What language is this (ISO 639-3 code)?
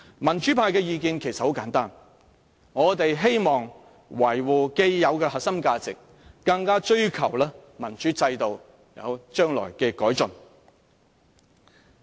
yue